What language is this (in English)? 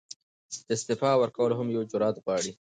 Pashto